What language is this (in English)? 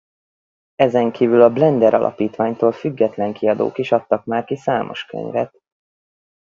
Hungarian